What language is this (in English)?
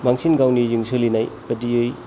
Bodo